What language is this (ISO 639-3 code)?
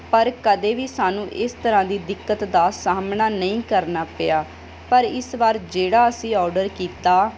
pan